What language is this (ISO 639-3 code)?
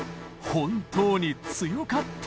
jpn